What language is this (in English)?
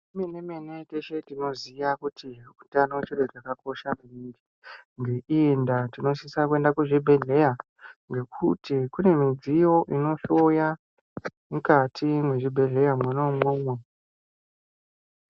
Ndau